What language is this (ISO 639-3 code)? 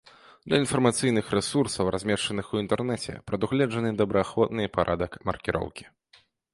bel